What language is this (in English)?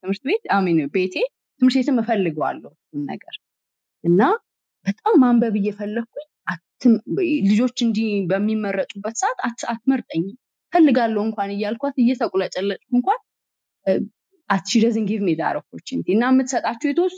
Amharic